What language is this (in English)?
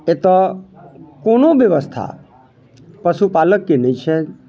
Maithili